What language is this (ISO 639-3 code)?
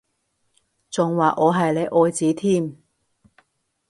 yue